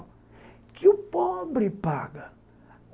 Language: Portuguese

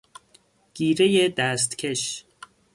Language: Persian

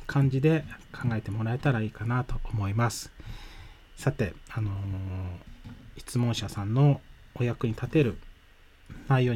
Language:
Japanese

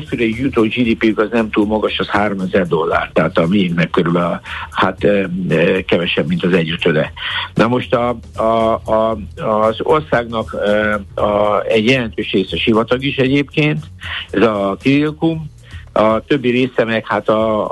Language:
Hungarian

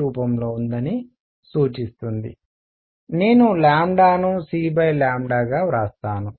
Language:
Telugu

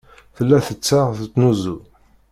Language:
Kabyle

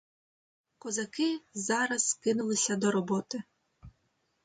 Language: Ukrainian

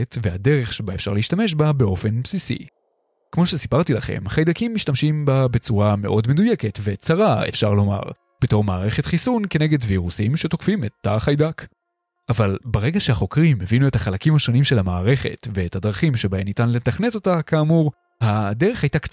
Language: Hebrew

